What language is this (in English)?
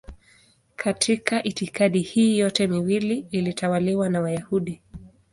Swahili